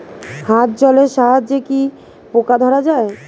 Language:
Bangla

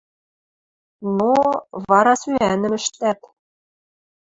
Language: Western Mari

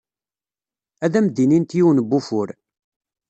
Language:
Kabyle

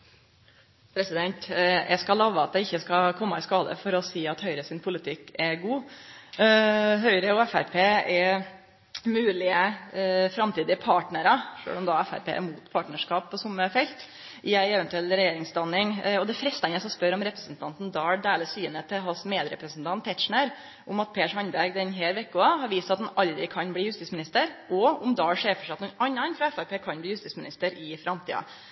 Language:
Norwegian Nynorsk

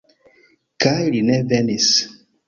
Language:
Esperanto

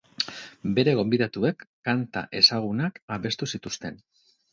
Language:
Basque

